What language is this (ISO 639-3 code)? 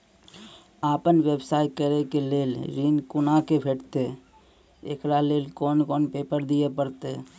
mai